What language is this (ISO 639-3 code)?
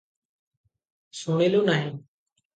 ori